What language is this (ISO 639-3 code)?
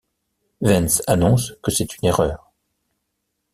fra